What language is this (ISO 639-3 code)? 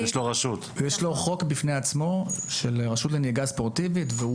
heb